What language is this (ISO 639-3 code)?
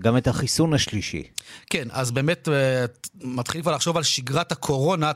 heb